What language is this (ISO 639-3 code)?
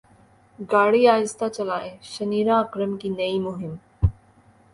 urd